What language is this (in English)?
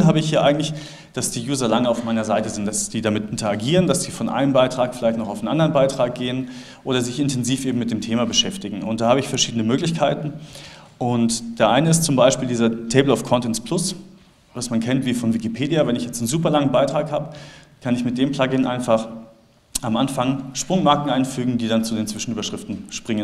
German